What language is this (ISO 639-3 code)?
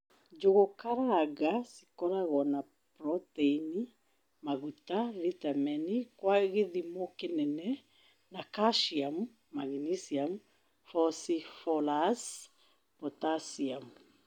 kik